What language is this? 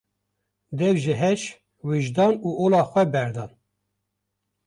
Kurdish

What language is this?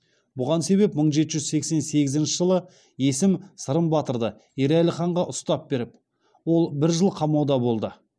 Kazakh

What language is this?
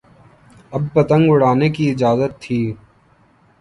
Urdu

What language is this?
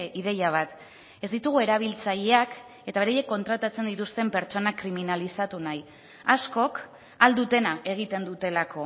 Basque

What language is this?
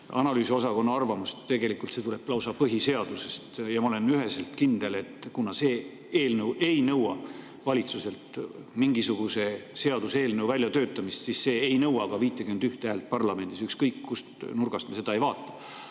Estonian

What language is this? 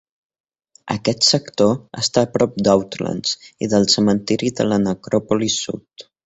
Catalan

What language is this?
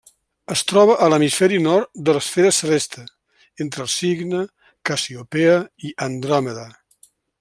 Catalan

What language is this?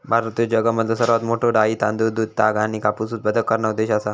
Marathi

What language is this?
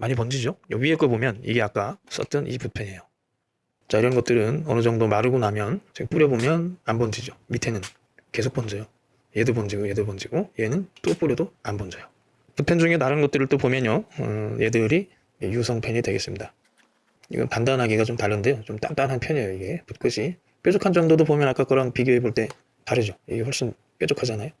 Korean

